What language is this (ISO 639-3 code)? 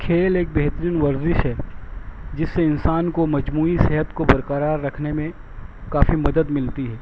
urd